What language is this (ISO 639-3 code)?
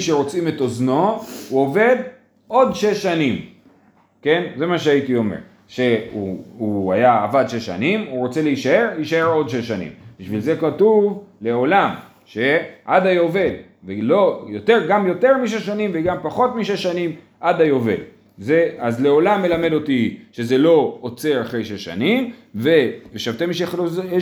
heb